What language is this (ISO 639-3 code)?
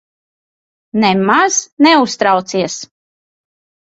lav